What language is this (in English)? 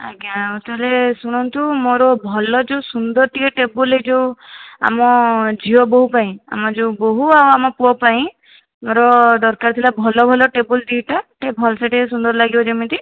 Odia